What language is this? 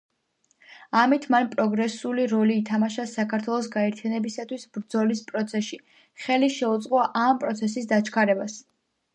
Georgian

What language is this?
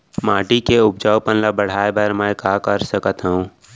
Chhattisgarhi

